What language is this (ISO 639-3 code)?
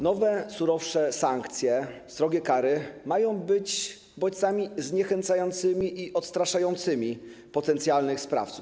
pol